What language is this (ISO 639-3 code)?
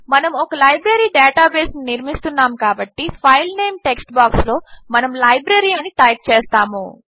tel